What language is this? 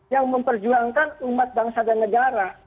Indonesian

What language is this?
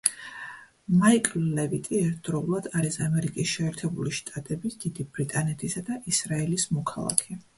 Georgian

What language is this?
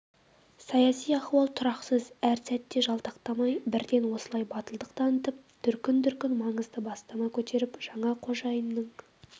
Kazakh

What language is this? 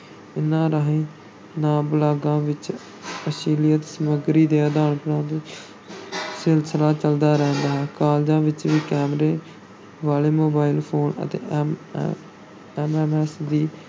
Punjabi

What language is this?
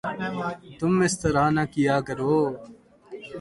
Urdu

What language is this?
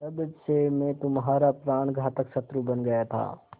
Hindi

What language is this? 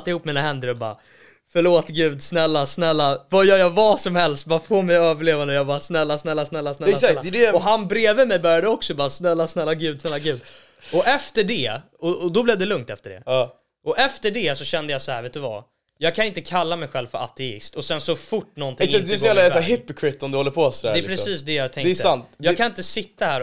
Swedish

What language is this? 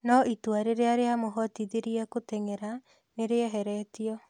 Kikuyu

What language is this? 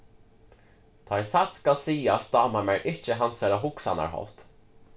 Faroese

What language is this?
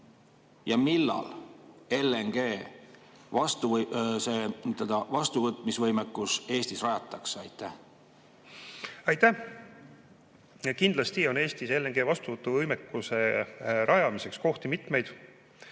Estonian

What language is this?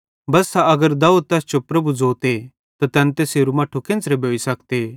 Bhadrawahi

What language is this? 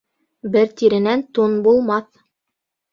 Bashkir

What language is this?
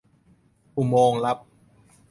Thai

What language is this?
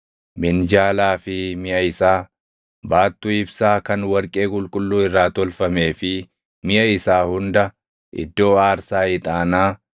Oromo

